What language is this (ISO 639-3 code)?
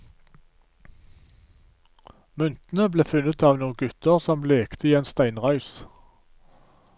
nor